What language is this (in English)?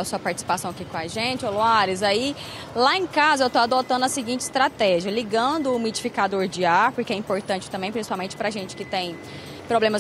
Portuguese